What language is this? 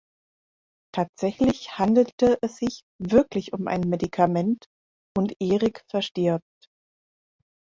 German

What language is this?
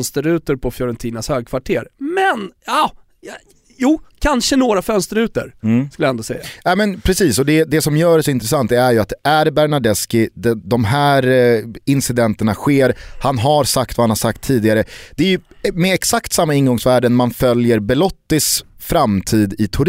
Swedish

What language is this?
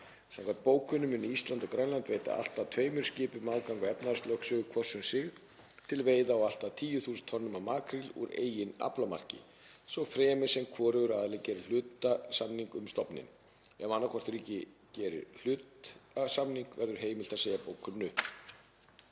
Icelandic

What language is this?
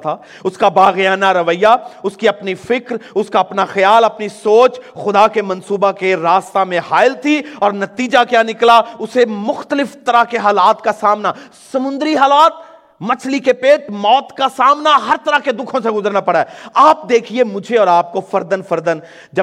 Urdu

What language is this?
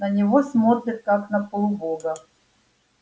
Russian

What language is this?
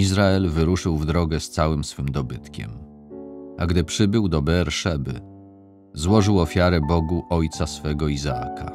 Polish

